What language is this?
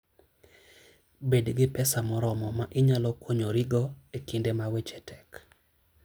Luo (Kenya and Tanzania)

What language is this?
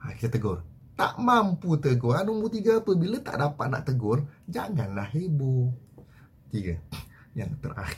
Malay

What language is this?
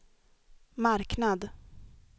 Swedish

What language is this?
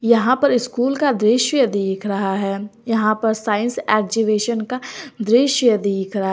Hindi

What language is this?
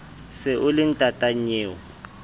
Southern Sotho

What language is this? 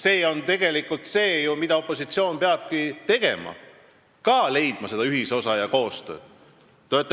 Estonian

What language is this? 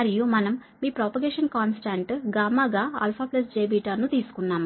Telugu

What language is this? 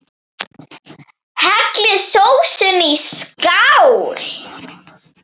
Icelandic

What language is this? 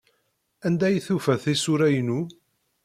Kabyle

